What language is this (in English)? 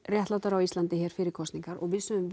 Icelandic